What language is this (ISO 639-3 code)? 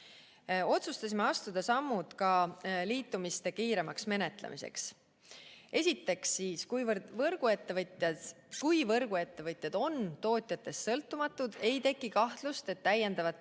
est